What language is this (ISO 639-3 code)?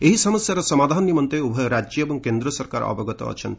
ori